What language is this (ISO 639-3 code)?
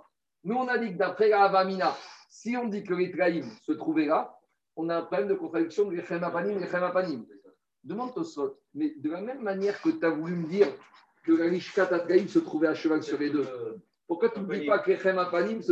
fra